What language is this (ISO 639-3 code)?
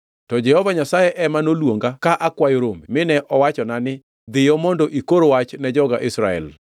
luo